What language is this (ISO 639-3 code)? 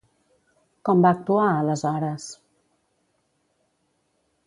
cat